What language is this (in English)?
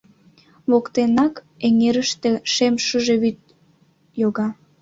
Mari